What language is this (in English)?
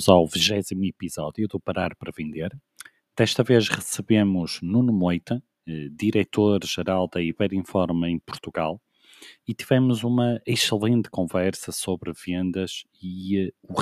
Portuguese